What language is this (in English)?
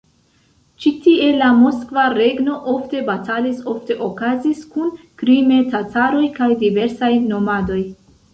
Esperanto